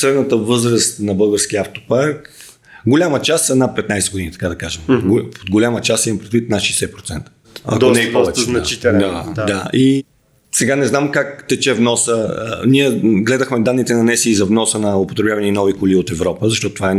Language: Bulgarian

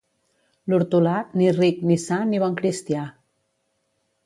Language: Catalan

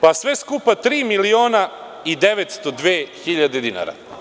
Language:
Serbian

